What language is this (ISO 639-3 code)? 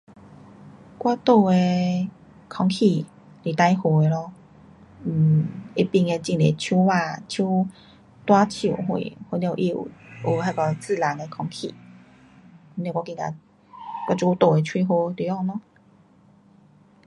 cpx